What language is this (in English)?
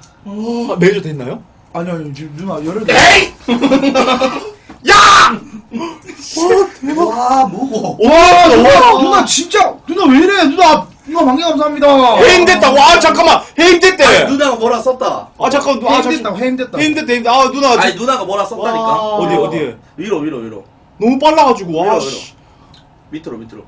Korean